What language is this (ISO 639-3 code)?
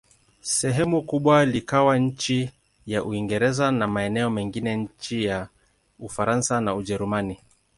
swa